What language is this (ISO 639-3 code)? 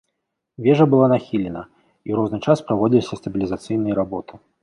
bel